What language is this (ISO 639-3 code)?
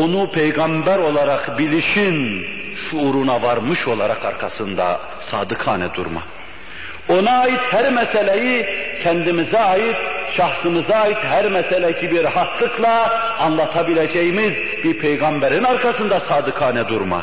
tur